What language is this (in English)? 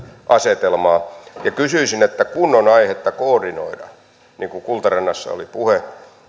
Finnish